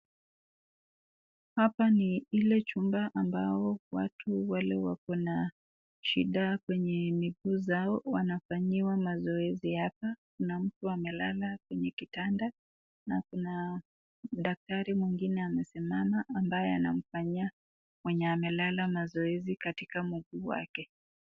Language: Swahili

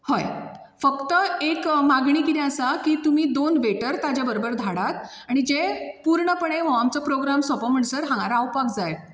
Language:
Konkani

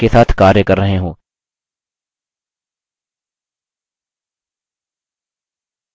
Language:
Hindi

